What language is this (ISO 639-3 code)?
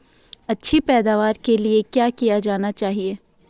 hin